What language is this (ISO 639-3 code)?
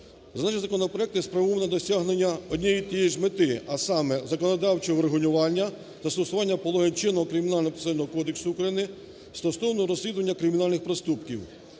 ukr